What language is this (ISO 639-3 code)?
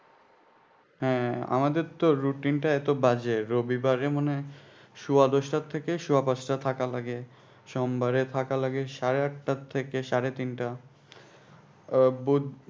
ben